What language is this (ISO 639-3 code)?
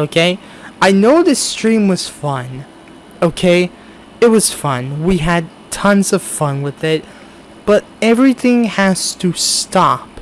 eng